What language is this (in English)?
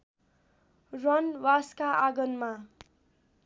Nepali